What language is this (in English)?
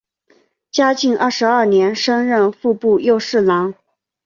Chinese